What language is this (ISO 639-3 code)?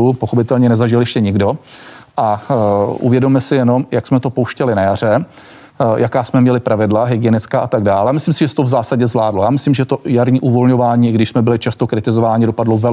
ces